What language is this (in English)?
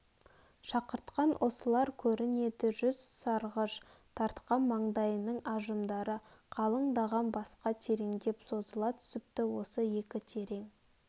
Kazakh